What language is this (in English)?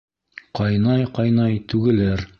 Bashkir